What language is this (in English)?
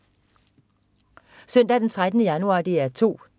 Danish